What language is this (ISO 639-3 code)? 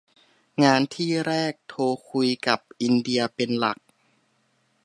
tha